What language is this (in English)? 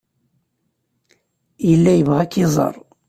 Kabyle